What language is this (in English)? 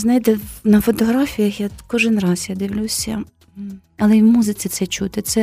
Ukrainian